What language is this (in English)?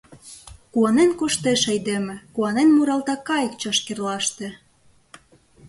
Mari